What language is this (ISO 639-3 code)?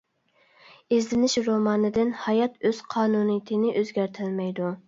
uig